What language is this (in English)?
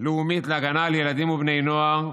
Hebrew